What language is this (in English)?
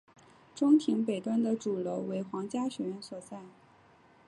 Chinese